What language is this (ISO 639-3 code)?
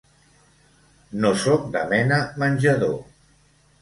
cat